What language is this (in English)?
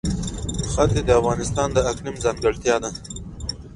Pashto